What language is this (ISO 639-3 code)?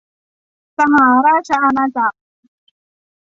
tha